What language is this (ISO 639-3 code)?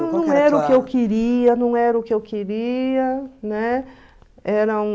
por